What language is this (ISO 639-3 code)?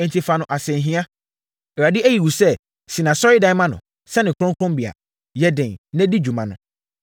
aka